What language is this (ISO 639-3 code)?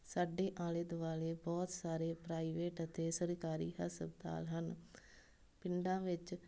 pan